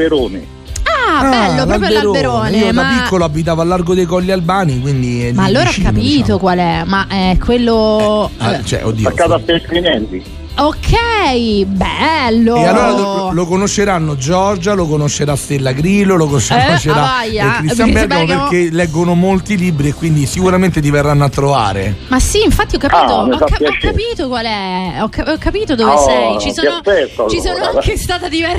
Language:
Italian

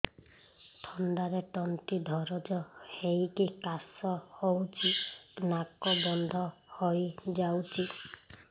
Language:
Odia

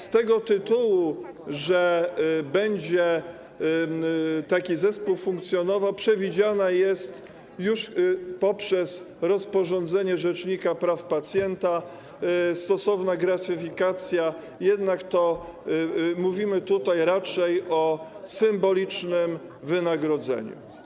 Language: Polish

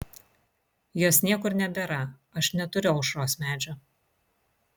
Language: Lithuanian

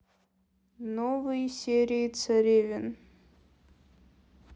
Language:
Russian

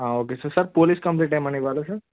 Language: Telugu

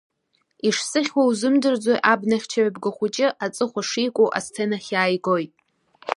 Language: Abkhazian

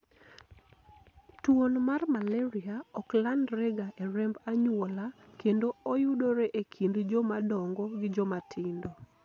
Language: Luo (Kenya and Tanzania)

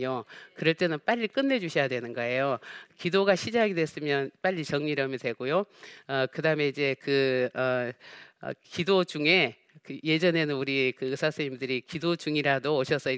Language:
Korean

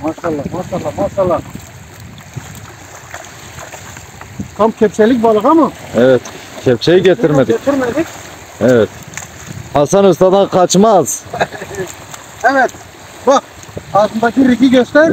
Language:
Turkish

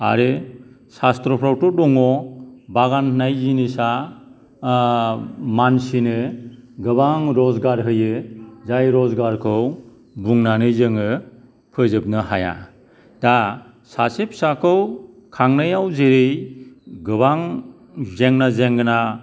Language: Bodo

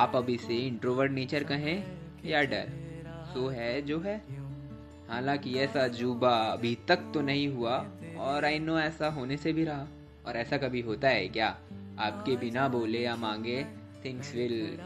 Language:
Hindi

